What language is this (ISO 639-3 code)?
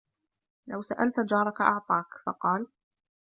ara